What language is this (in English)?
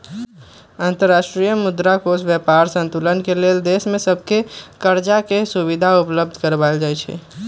Magahi